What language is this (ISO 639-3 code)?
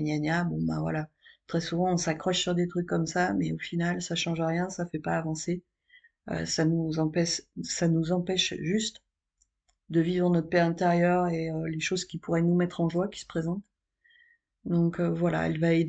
fra